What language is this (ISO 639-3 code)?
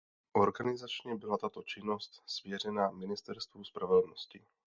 ces